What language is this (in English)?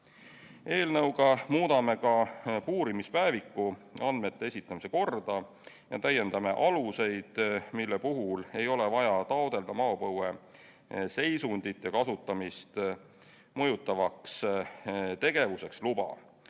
Estonian